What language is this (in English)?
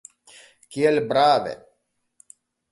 Esperanto